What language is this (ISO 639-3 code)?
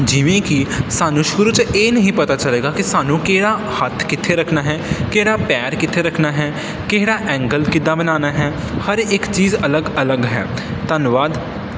pan